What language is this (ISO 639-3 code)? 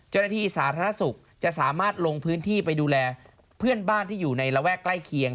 tha